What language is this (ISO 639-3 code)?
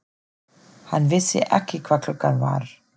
isl